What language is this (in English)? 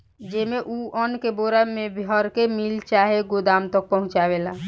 Bhojpuri